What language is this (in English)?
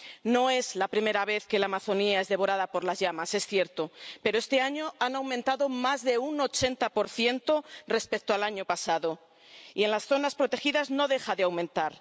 Spanish